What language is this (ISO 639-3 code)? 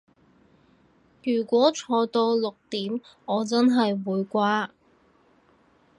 yue